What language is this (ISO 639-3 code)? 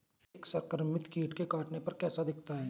hin